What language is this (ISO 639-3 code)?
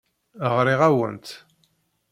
kab